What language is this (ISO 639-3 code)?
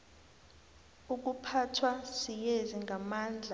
nbl